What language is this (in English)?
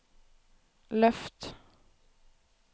Norwegian